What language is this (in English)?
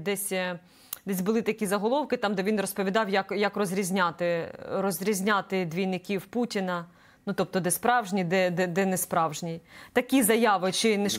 Ukrainian